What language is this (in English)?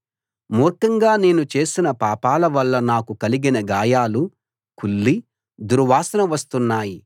Telugu